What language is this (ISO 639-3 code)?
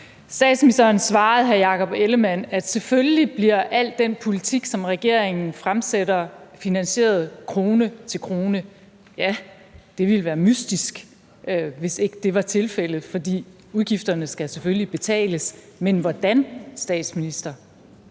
dan